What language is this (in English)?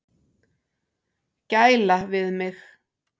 Icelandic